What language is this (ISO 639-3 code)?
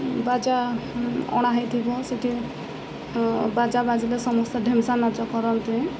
ori